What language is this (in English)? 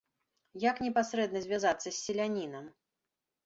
Belarusian